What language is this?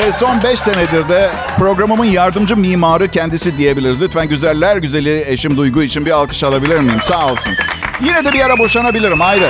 Turkish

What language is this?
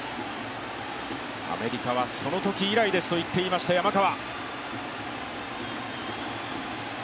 Japanese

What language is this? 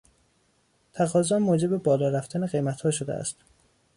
Persian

